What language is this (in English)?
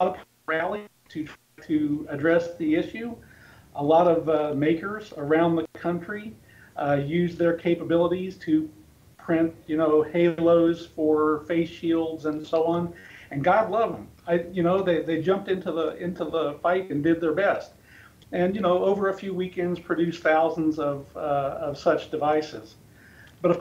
English